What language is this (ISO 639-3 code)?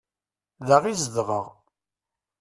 kab